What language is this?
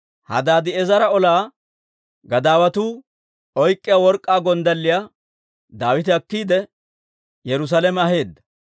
Dawro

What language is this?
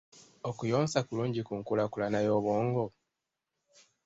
Ganda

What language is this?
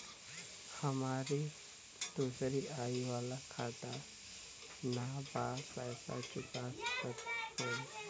Bhojpuri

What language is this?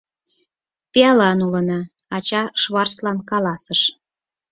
Mari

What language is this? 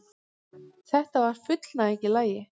Icelandic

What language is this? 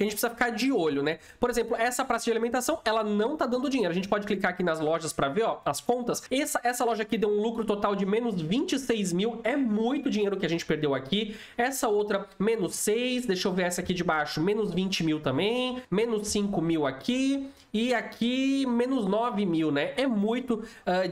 Portuguese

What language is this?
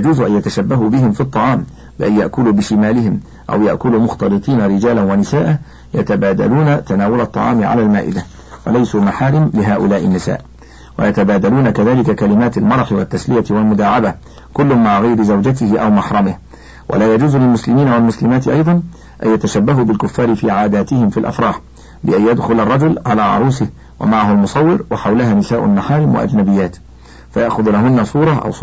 Arabic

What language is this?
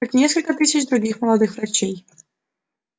Russian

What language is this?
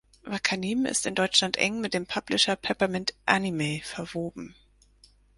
German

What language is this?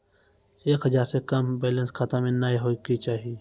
Maithili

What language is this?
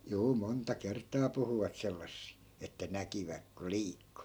Finnish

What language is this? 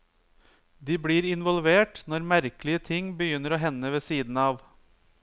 Norwegian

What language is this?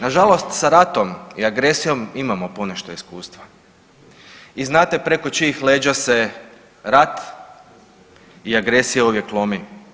Croatian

